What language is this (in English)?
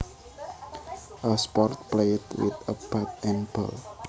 Javanese